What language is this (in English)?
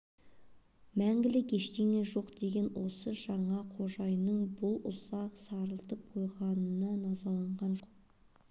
Kazakh